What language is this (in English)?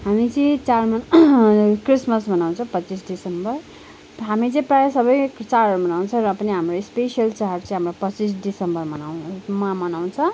Nepali